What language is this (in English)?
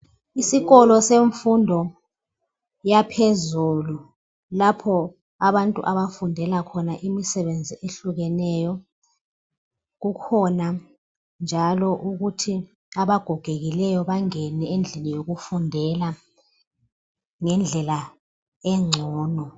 North Ndebele